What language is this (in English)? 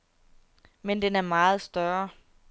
Danish